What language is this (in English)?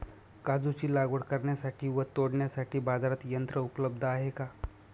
Marathi